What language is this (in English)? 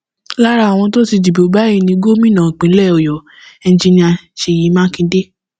Yoruba